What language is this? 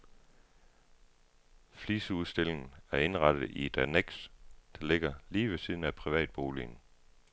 Danish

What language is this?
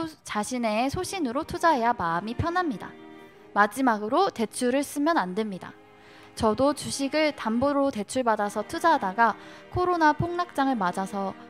Korean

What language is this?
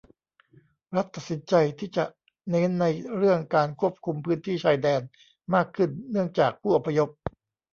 Thai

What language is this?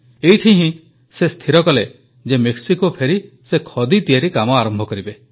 Odia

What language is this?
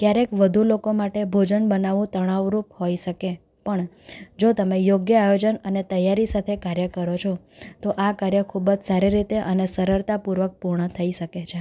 Gujarati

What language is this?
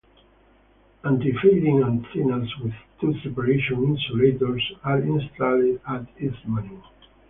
English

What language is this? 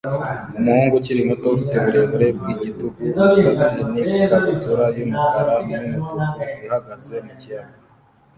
Kinyarwanda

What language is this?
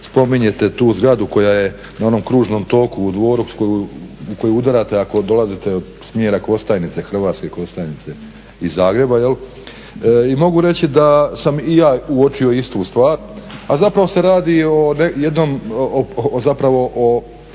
Croatian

